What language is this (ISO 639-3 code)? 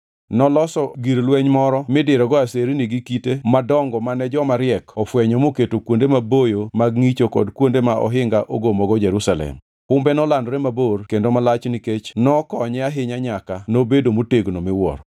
luo